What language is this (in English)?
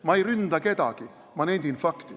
Estonian